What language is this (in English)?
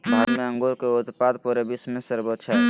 Magahi